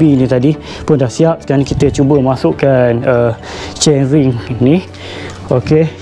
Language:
Malay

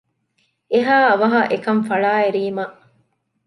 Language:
Divehi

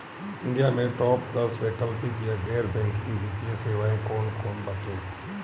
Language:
Bhojpuri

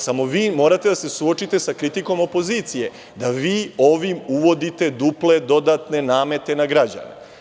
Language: Serbian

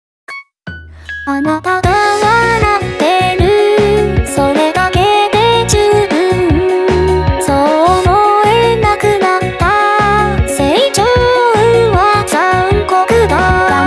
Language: Japanese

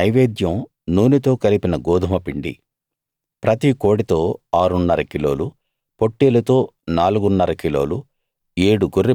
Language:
Telugu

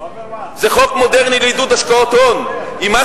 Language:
Hebrew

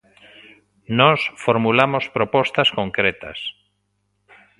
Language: Galician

